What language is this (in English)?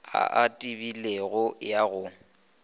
Northern Sotho